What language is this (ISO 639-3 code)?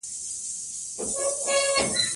pus